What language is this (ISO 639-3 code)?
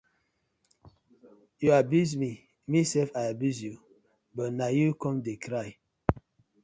pcm